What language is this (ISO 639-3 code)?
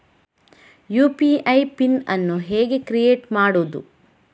kan